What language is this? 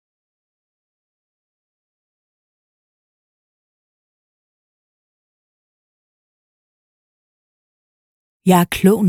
Danish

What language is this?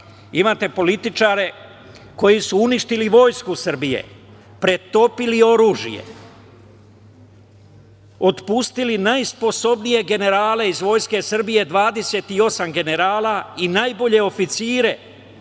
Serbian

